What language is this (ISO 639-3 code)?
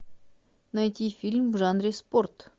rus